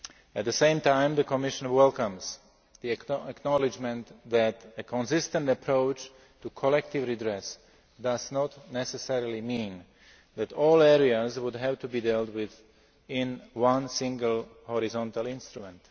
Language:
English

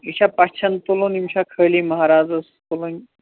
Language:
Kashmiri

